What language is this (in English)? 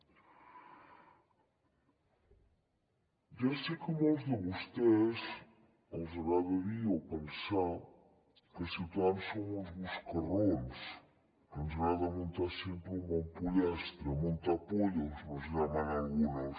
Catalan